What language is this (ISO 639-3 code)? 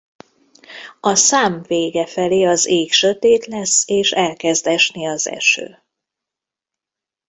hun